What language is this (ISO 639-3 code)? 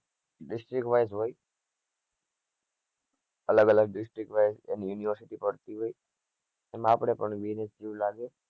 guj